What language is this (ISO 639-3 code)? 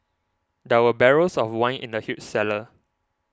eng